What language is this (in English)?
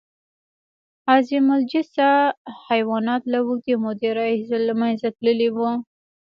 Pashto